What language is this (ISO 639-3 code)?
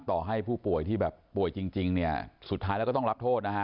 tha